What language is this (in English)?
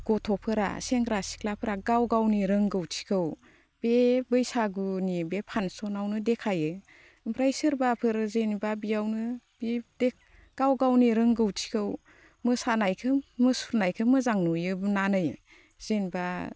Bodo